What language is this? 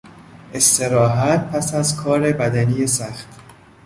Persian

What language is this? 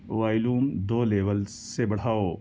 Urdu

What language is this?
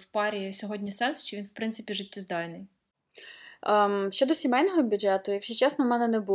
Ukrainian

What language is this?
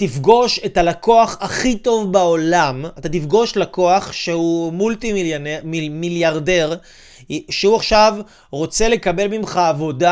Hebrew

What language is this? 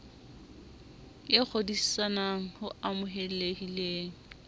Southern Sotho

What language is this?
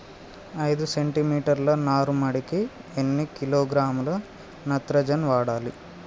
Telugu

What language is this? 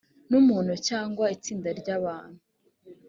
Kinyarwanda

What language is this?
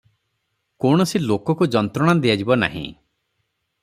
Odia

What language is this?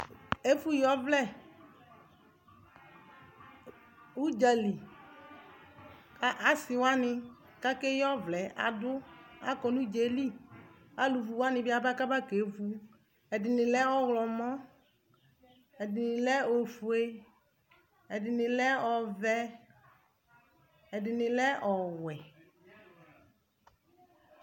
Ikposo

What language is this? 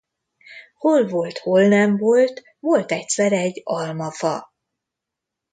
Hungarian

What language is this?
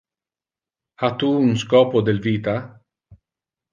Interlingua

